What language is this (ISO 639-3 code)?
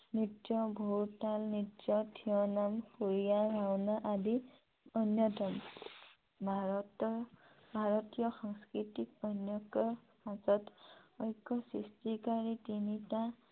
asm